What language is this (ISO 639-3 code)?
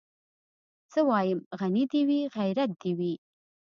pus